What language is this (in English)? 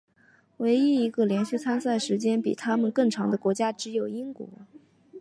Chinese